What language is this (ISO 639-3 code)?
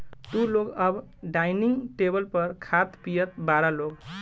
bho